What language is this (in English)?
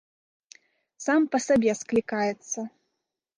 Belarusian